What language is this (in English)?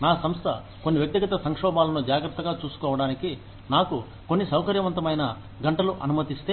Telugu